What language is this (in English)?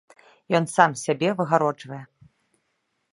Belarusian